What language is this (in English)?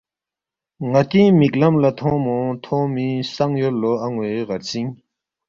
Balti